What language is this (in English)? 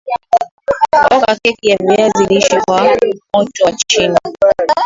Swahili